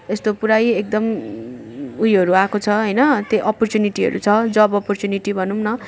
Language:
Nepali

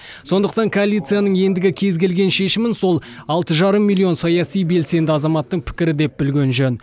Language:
Kazakh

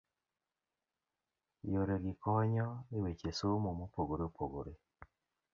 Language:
Luo (Kenya and Tanzania)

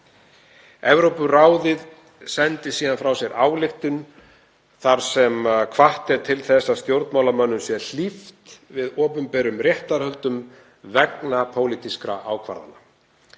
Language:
Icelandic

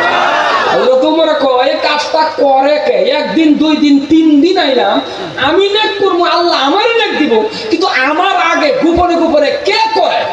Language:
Indonesian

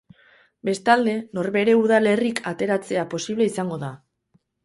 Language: Basque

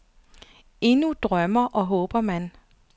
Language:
Danish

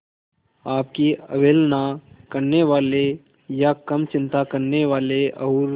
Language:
Hindi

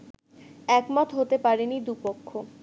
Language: Bangla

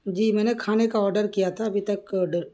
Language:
Urdu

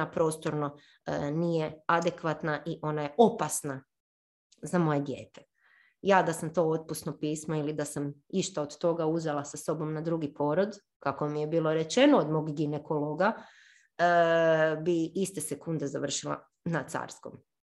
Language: Croatian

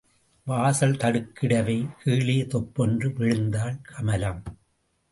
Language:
Tamil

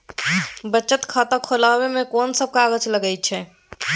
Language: Maithili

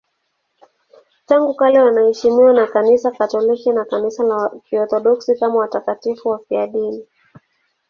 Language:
Swahili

